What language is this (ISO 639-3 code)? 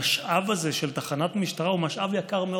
heb